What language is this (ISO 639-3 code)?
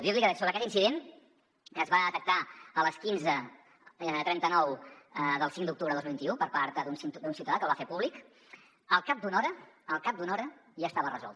cat